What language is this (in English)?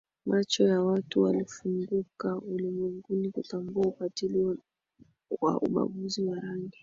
Swahili